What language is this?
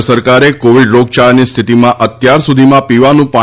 Gujarati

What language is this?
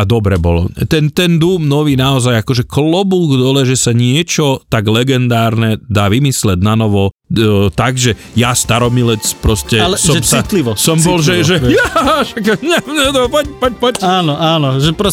Slovak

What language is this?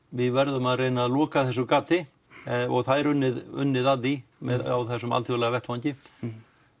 Icelandic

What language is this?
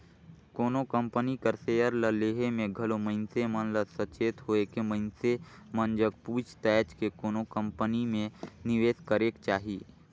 Chhattisgarhi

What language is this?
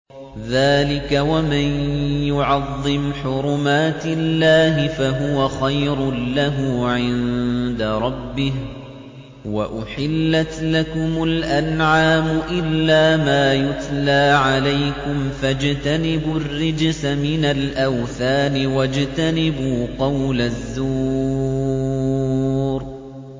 Arabic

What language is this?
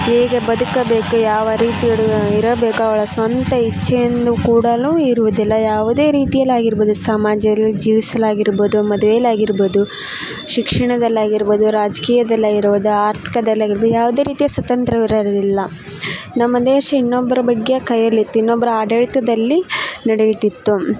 Kannada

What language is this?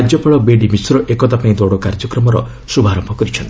Odia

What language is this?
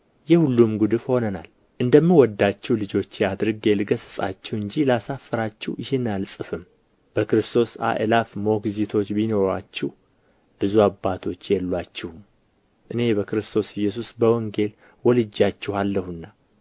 Amharic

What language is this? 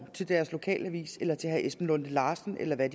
Danish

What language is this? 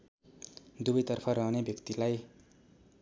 Nepali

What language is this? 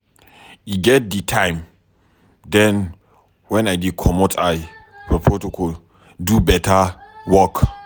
Nigerian Pidgin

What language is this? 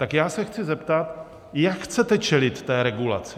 Czech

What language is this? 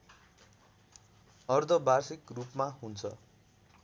Nepali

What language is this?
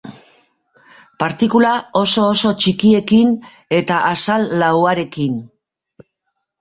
Basque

